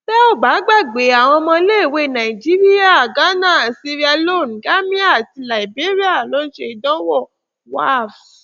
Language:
Yoruba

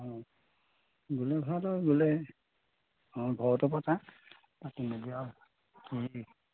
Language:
Assamese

